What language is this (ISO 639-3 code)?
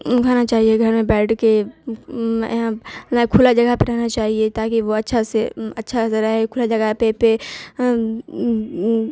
urd